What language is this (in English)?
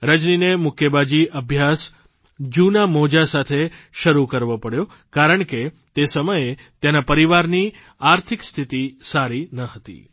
Gujarati